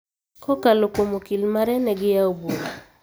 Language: Luo (Kenya and Tanzania)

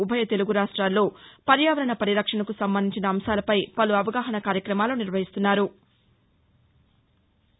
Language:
Telugu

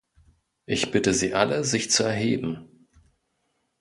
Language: German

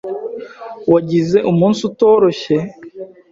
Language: Kinyarwanda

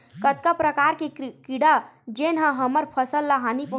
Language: Chhattisgarhi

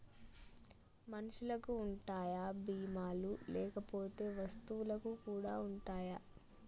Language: Telugu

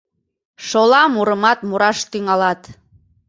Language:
Mari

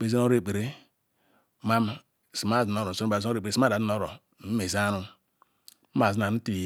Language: Ikwere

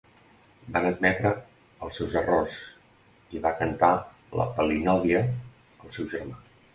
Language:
Catalan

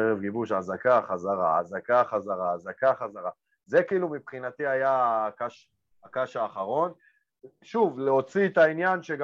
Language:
Hebrew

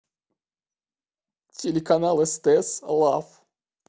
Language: Russian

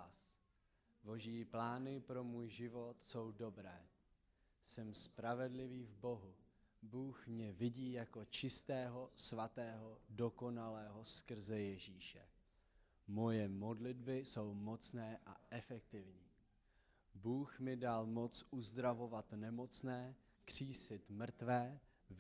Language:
Czech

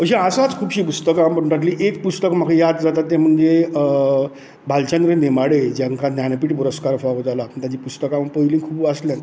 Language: Konkani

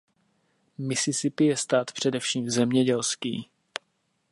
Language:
Czech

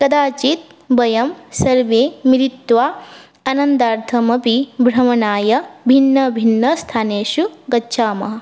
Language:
Sanskrit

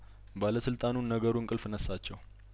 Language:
Amharic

